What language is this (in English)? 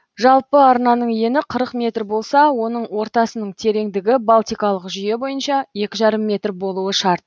Kazakh